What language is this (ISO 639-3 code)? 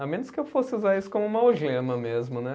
por